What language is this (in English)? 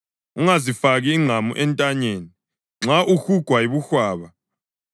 North Ndebele